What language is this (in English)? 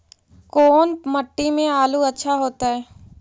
Magahi